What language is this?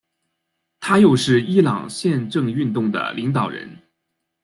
Chinese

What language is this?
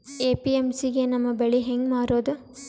Kannada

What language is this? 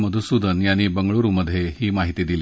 Marathi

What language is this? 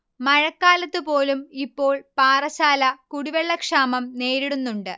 Malayalam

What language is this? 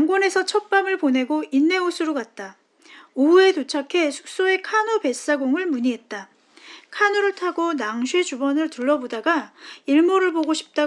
Korean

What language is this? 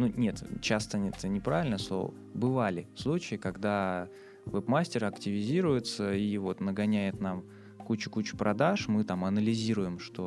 Russian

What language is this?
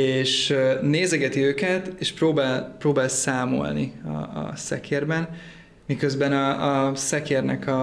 Hungarian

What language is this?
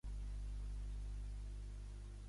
Catalan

